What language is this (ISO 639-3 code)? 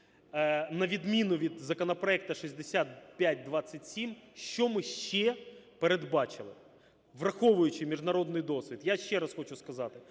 ukr